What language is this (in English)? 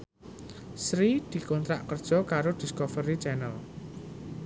Javanese